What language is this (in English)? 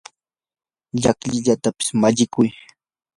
Yanahuanca Pasco Quechua